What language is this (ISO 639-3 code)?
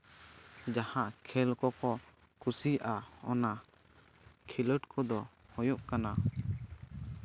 sat